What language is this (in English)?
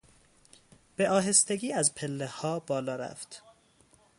Persian